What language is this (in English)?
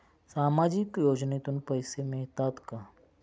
Marathi